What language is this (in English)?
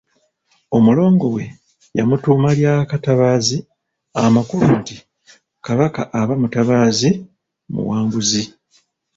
Ganda